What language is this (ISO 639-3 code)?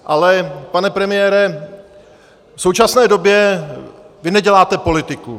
ces